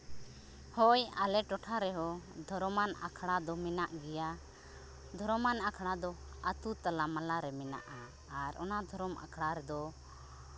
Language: Santali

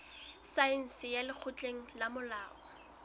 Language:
Southern Sotho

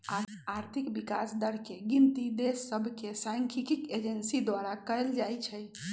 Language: Magahi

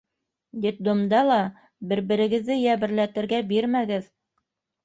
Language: Bashkir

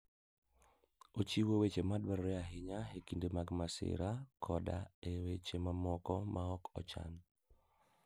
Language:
Luo (Kenya and Tanzania)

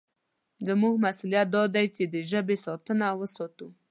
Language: Pashto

